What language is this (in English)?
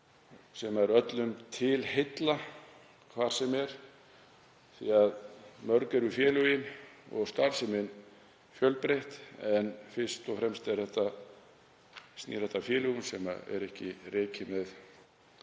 Icelandic